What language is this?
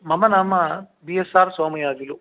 Sanskrit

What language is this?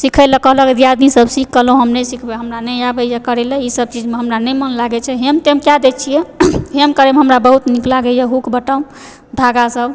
Maithili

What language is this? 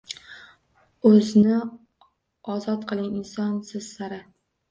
Uzbek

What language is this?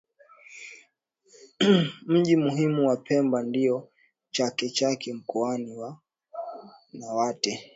Swahili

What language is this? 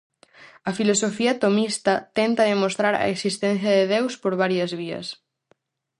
Galician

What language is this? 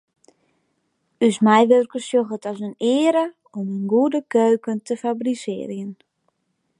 Western Frisian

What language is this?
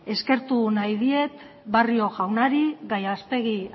Basque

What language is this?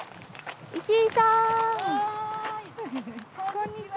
Japanese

